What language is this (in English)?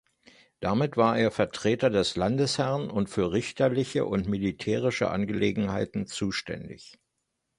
German